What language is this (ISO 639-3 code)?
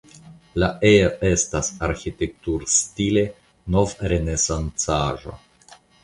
epo